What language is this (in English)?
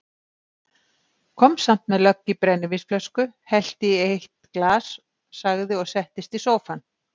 Icelandic